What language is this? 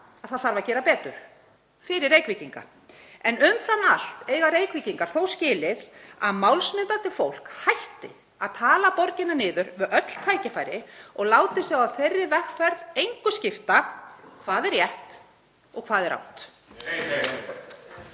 Icelandic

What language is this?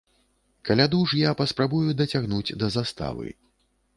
Belarusian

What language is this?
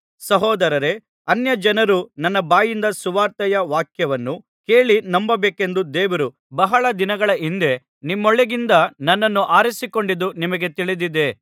Kannada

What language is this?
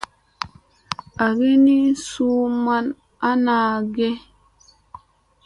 Musey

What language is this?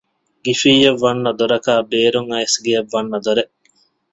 Divehi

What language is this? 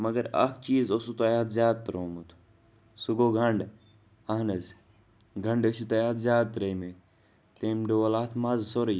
Kashmiri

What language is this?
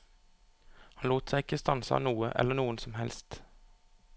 Norwegian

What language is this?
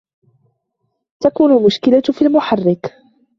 Arabic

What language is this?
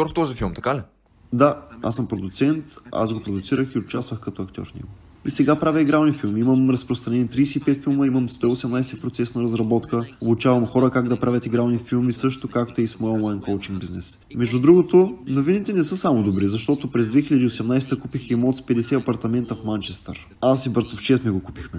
Bulgarian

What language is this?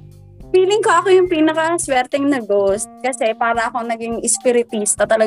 Filipino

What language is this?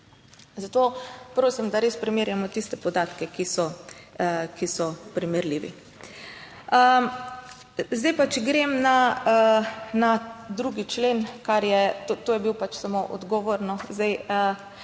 Slovenian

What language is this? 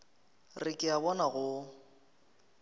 Northern Sotho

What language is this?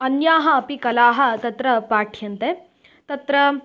Sanskrit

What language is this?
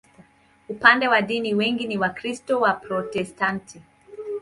Swahili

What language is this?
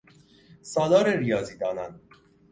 Persian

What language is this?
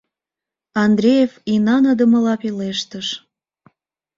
Mari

